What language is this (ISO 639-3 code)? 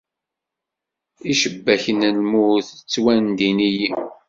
kab